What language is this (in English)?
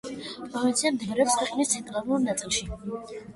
Georgian